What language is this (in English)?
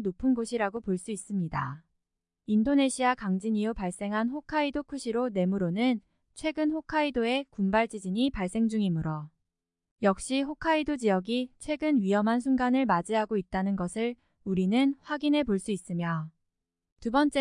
Korean